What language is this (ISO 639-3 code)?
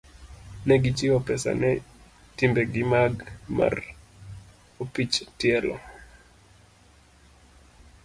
luo